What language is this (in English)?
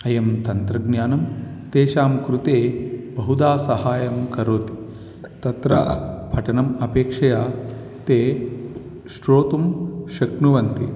Sanskrit